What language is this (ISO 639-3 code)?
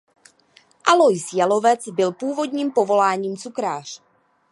ces